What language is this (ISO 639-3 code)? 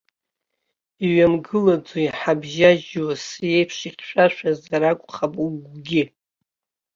abk